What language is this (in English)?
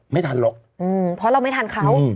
Thai